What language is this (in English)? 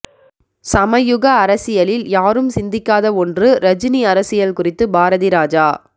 Tamil